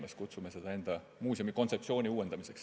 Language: Estonian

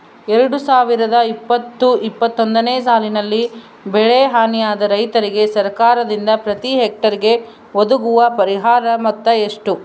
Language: Kannada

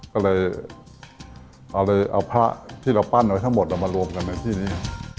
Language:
Thai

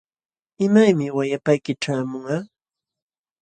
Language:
Jauja Wanca Quechua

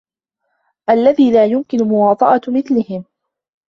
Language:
Arabic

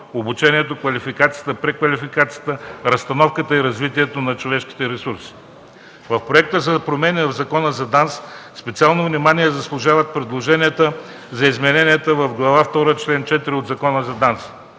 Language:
Bulgarian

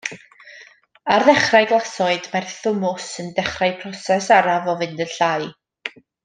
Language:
Welsh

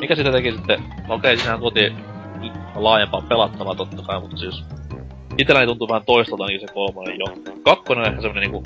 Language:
Finnish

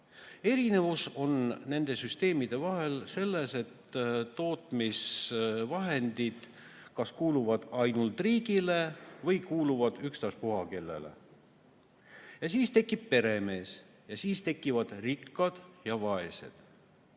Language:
Estonian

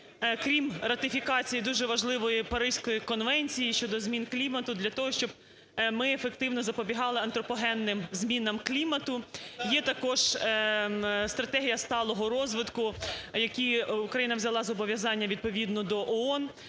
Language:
Ukrainian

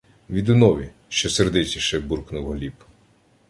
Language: Ukrainian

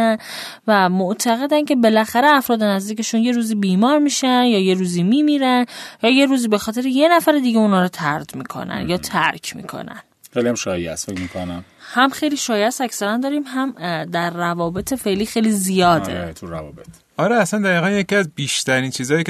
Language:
Persian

